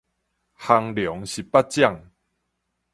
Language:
Min Nan Chinese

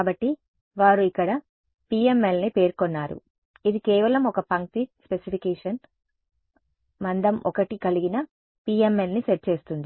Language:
Telugu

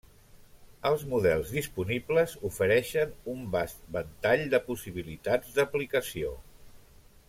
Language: Catalan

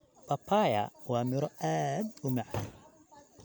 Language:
Somali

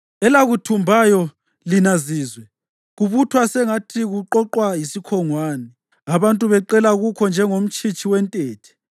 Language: North Ndebele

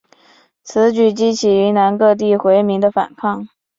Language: Chinese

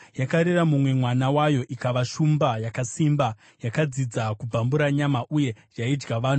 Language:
Shona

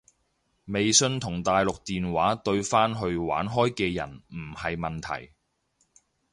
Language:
Cantonese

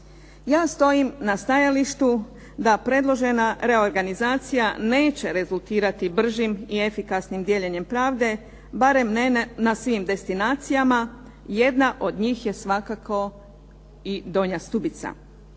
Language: Croatian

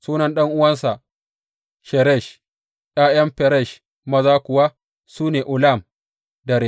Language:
Hausa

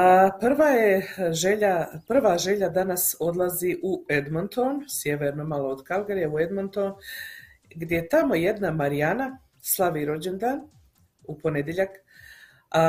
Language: Croatian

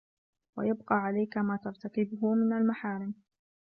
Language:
Arabic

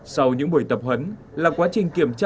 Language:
Vietnamese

